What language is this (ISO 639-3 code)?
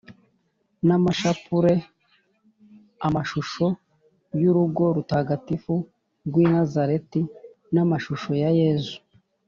kin